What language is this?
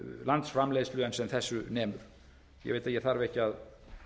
Icelandic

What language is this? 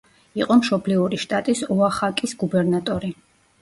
Georgian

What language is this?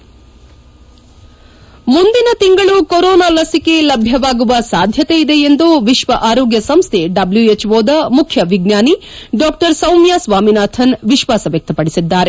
Kannada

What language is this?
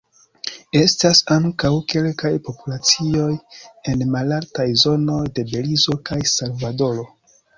Esperanto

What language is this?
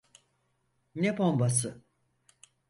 Turkish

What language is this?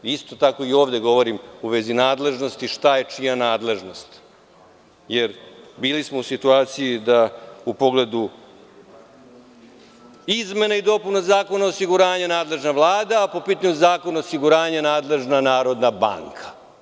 Serbian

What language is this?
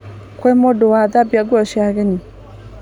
Kikuyu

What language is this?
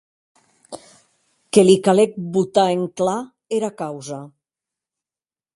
Occitan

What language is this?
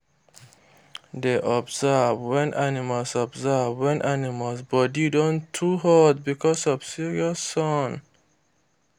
Nigerian Pidgin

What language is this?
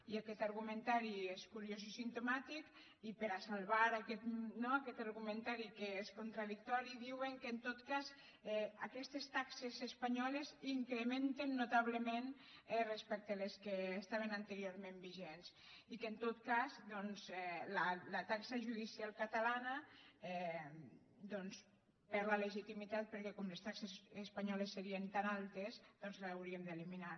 Catalan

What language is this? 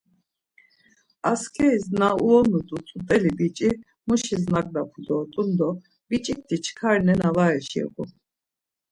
Laz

